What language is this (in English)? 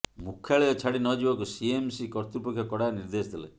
Odia